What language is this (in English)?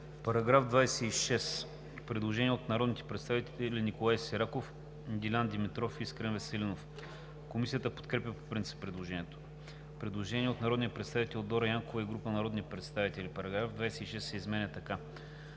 Bulgarian